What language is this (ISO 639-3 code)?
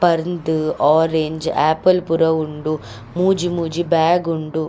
tcy